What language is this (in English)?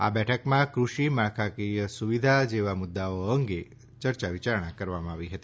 Gujarati